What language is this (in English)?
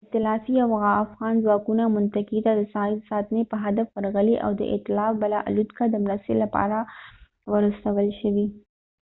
Pashto